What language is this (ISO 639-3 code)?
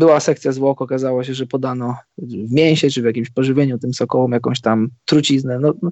pol